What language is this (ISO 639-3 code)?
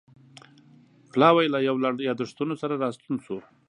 pus